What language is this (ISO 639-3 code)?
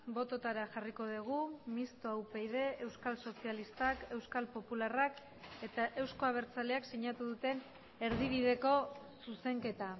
eus